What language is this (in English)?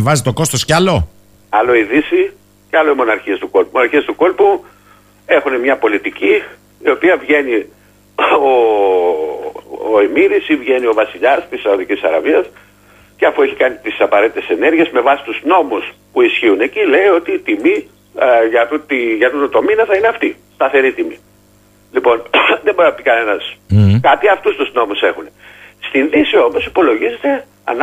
Greek